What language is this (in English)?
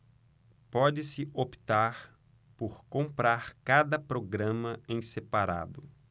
Portuguese